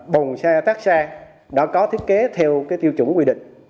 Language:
Vietnamese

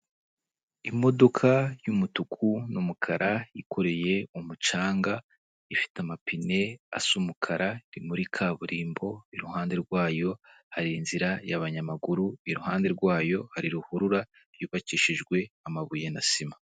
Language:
Kinyarwanda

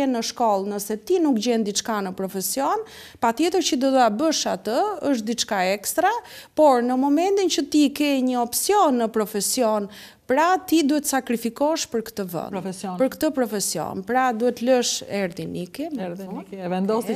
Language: Romanian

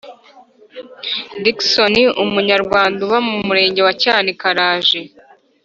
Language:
Kinyarwanda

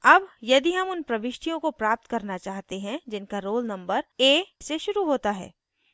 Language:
Hindi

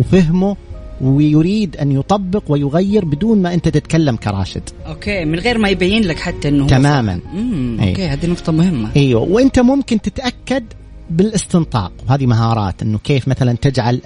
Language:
Arabic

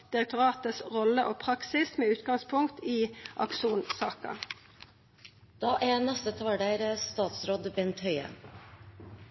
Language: Norwegian Bokmål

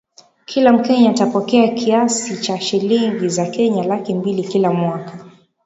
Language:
Swahili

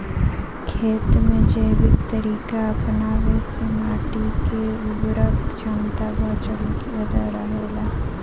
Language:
Bhojpuri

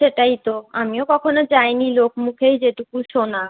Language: Bangla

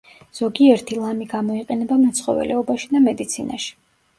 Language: Georgian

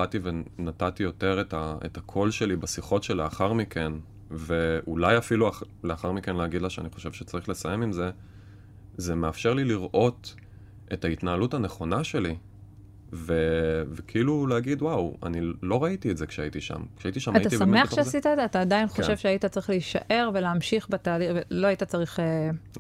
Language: Hebrew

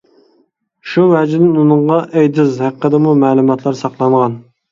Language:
Uyghur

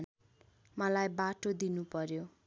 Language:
Nepali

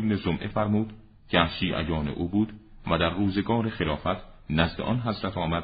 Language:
Persian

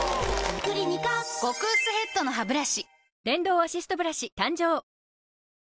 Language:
Japanese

